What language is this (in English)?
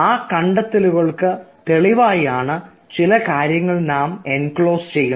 Malayalam